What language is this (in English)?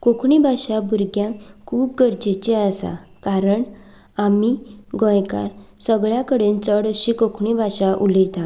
Konkani